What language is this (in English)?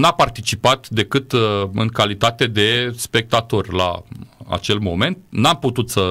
Romanian